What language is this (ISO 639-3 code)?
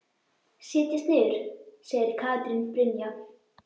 isl